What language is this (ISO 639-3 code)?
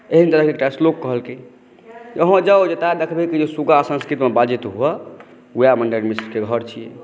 mai